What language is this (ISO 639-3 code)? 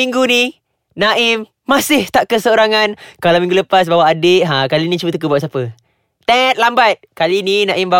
msa